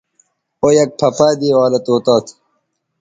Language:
Bateri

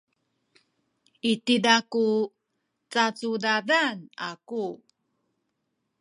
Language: Sakizaya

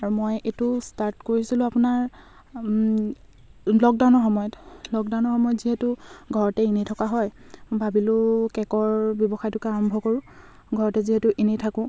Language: Assamese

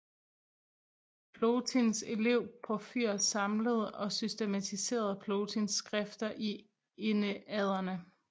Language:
Danish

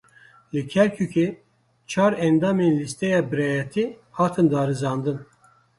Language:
Kurdish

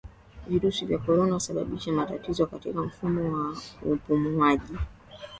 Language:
Swahili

